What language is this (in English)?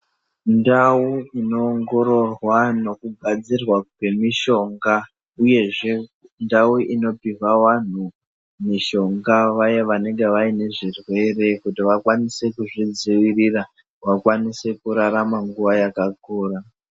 Ndau